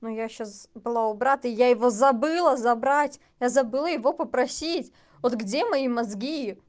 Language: Russian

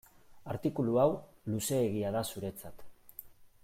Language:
Basque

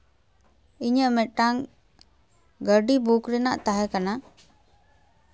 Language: Santali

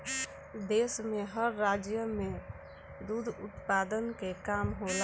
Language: Bhojpuri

